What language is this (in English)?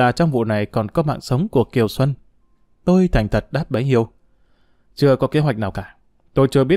Vietnamese